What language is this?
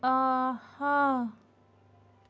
Kashmiri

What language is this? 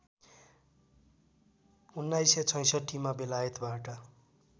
Nepali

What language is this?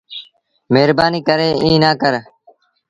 Sindhi Bhil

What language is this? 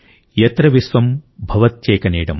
Telugu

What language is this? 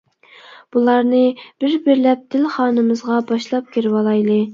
Uyghur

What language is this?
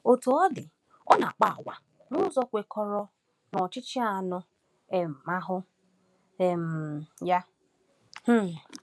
Igbo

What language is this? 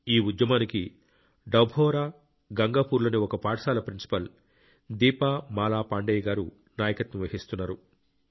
Telugu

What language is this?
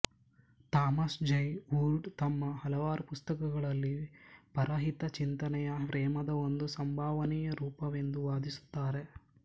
Kannada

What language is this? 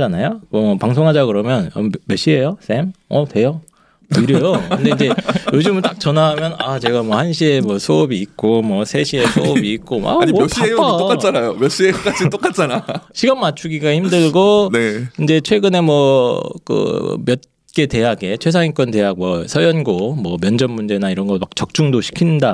Korean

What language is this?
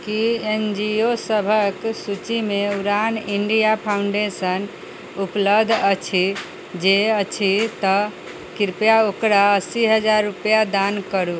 Maithili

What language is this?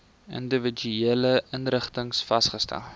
Afrikaans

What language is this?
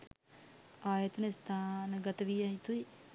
Sinhala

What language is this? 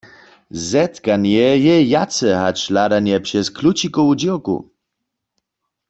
Upper Sorbian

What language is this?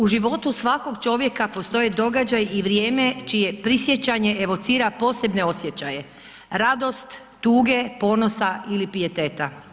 Croatian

